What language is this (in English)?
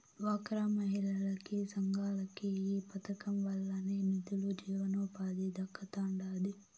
Telugu